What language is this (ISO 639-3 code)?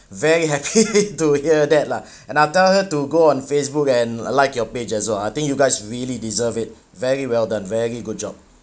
eng